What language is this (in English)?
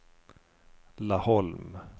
Swedish